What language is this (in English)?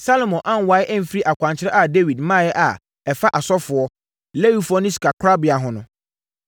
Akan